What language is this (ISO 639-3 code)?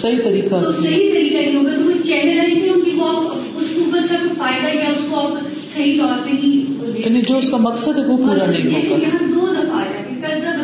urd